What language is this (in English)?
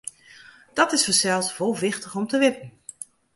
Western Frisian